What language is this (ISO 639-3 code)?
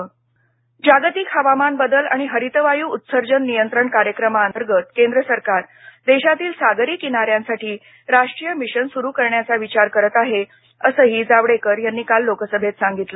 mar